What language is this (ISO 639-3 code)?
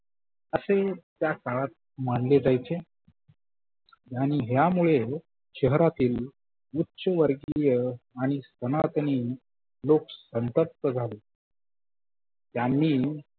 mar